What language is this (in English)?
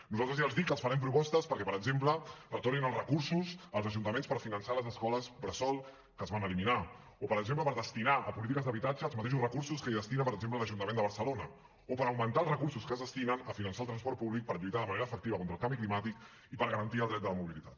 Catalan